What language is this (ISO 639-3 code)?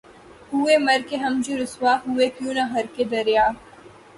urd